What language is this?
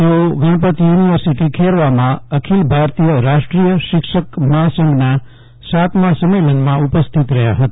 Gujarati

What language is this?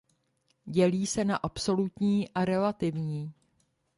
Czech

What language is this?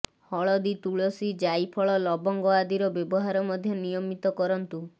Odia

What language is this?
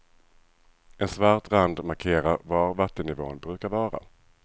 Swedish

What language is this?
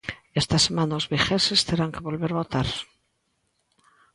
Galician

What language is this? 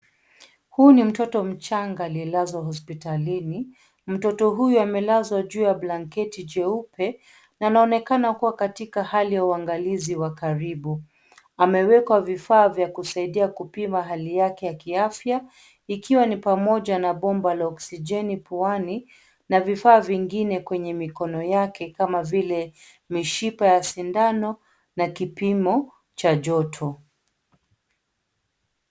Swahili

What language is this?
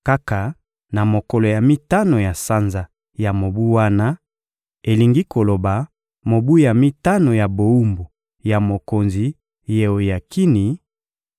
Lingala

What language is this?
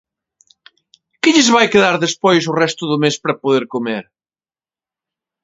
Galician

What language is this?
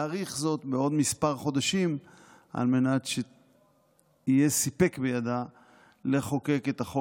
Hebrew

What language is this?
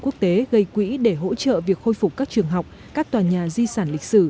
Vietnamese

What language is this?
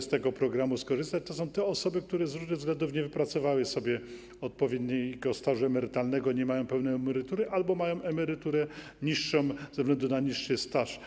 Polish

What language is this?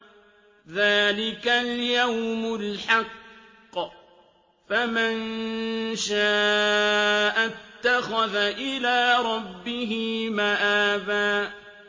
Arabic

